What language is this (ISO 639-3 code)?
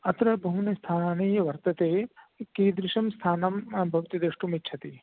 san